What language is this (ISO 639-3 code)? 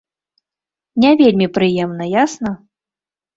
bel